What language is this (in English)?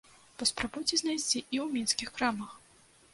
Belarusian